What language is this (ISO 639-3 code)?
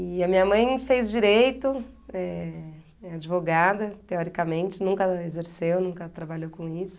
por